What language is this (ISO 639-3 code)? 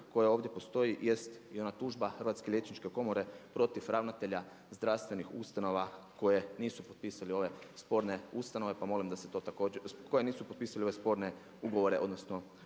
hrv